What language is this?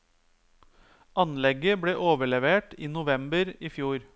Norwegian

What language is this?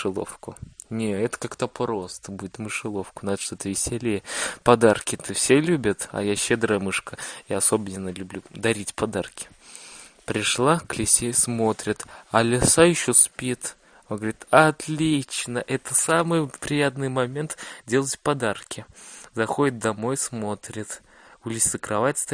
Russian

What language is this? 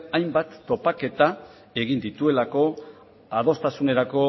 Basque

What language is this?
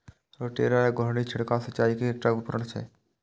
Maithili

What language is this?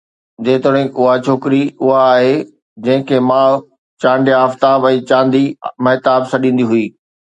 Sindhi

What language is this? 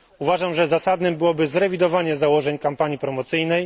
Polish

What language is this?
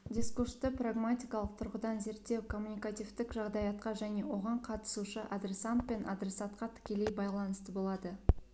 Kazakh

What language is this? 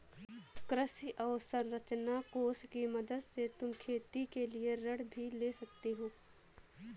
Hindi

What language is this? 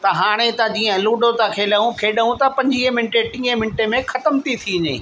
Sindhi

